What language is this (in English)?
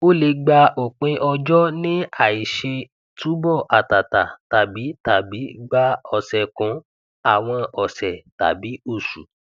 Yoruba